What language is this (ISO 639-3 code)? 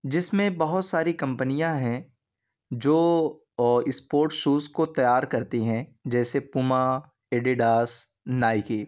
urd